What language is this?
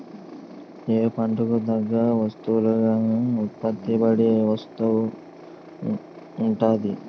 Telugu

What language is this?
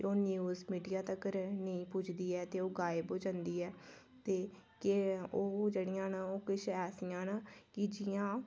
Dogri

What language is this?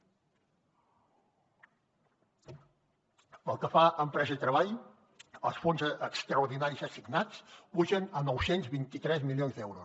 Catalan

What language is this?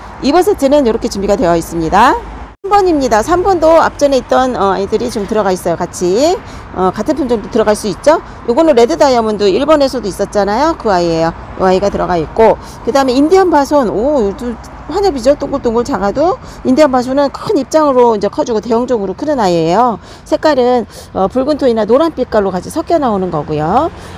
Korean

